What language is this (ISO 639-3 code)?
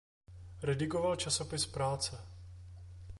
ces